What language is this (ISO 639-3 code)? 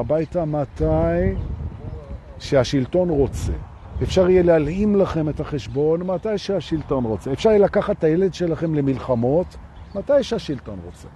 heb